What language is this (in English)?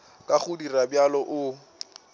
Northern Sotho